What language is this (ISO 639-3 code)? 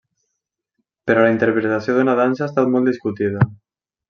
cat